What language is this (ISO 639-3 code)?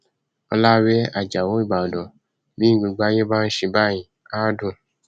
yor